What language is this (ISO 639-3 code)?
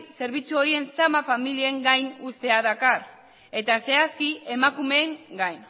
eus